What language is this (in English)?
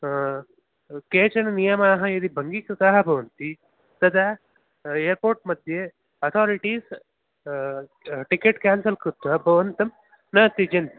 Sanskrit